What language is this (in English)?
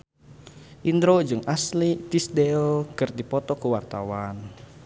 Sundanese